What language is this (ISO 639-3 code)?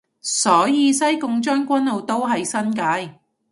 yue